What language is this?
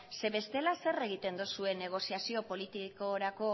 Basque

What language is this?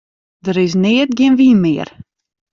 Western Frisian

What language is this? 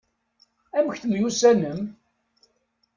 Kabyle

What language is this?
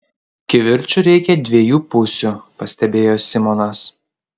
Lithuanian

